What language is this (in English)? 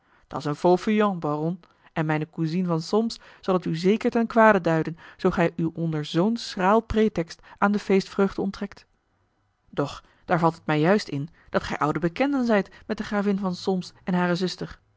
Dutch